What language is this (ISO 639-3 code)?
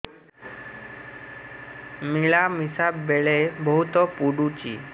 ori